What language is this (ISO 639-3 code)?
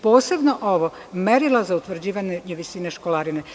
srp